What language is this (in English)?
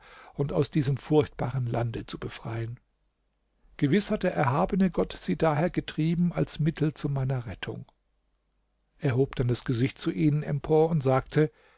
German